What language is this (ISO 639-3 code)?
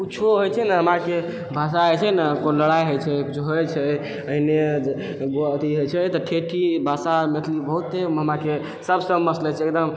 mai